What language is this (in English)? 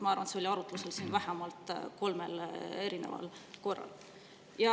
Estonian